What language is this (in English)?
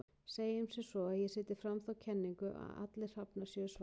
Icelandic